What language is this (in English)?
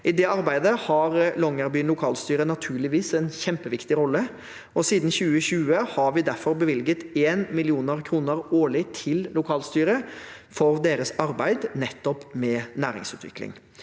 Norwegian